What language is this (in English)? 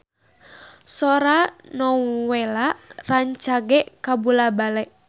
Sundanese